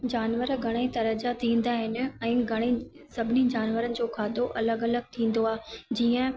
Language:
Sindhi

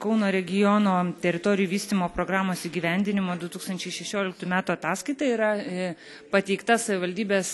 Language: Lithuanian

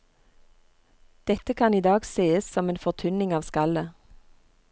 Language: Norwegian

